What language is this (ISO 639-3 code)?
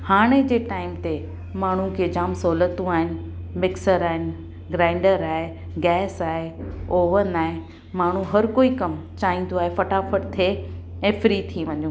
snd